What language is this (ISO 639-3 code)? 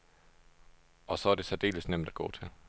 dan